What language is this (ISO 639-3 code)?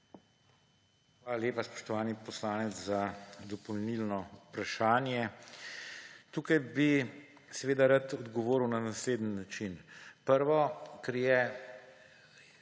slv